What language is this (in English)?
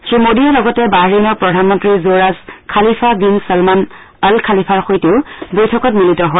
Assamese